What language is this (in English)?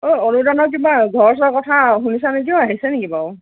Assamese